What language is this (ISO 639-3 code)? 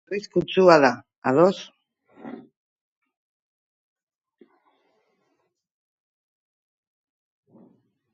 eus